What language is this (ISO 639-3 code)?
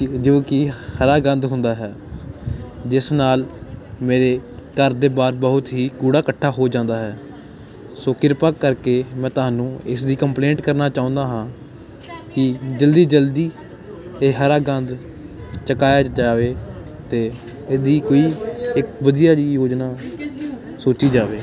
pan